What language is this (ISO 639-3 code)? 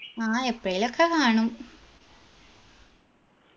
mal